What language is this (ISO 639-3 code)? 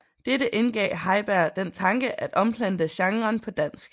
dan